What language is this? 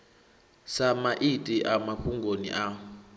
Venda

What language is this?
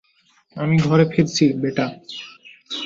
Bangla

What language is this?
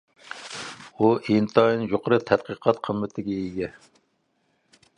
Uyghur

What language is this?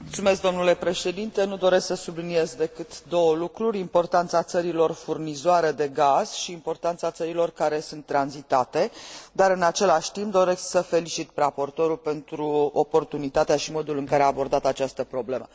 Romanian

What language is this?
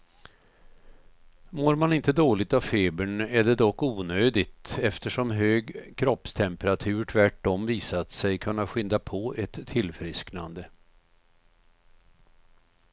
Swedish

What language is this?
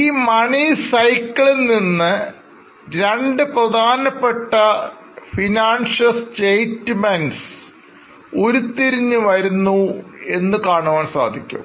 Malayalam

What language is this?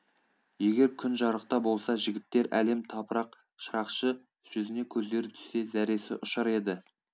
Kazakh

